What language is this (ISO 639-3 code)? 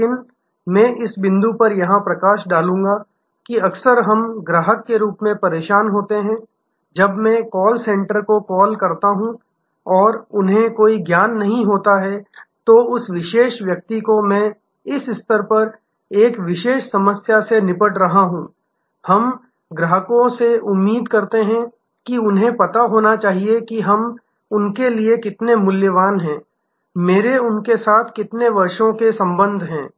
hin